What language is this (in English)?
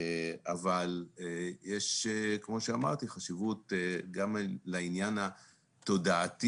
Hebrew